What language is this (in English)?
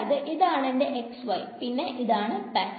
Malayalam